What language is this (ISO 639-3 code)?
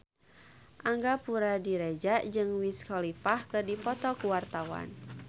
sun